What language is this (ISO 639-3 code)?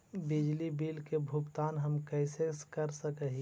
mag